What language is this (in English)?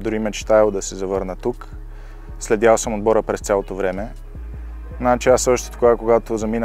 Bulgarian